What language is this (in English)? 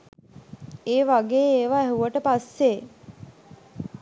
Sinhala